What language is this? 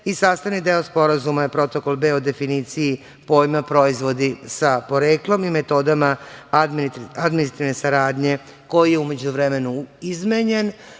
Serbian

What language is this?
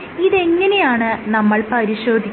Malayalam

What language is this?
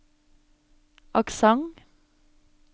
Norwegian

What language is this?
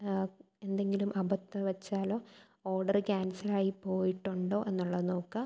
Malayalam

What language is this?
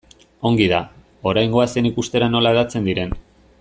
Basque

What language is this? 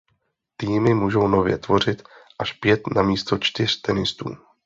Czech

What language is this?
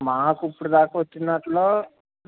Telugu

